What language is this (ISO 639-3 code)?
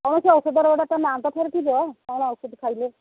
ori